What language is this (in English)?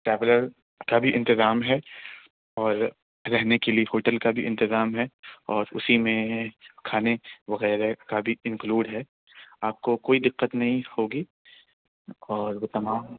Urdu